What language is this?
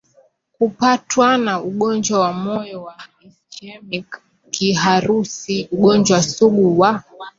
Swahili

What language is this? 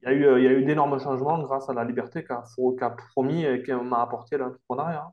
French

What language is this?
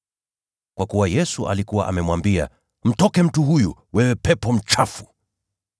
Swahili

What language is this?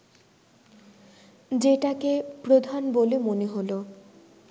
Bangla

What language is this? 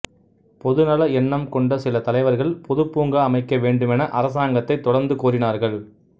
Tamil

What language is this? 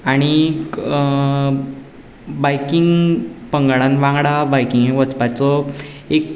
Konkani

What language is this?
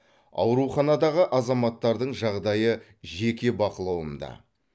Kazakh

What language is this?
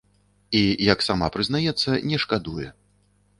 Belarusian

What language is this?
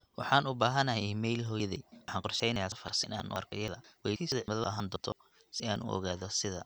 Somali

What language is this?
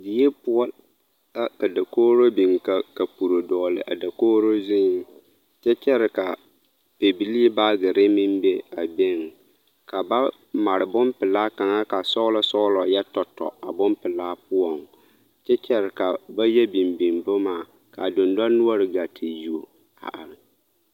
Southern Dagaare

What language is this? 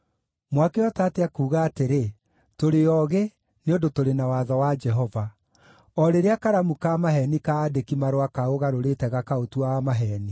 Kikuyu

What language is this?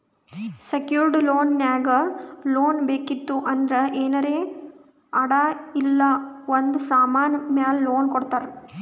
Kannada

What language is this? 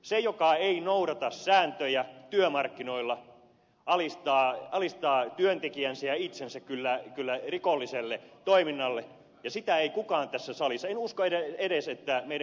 Finnish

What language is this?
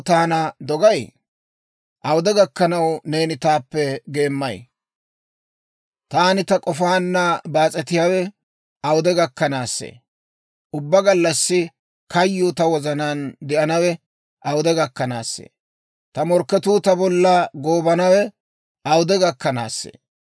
Dawro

